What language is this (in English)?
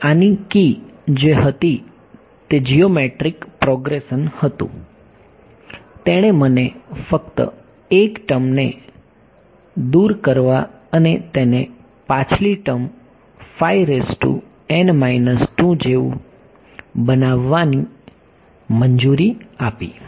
Gujarati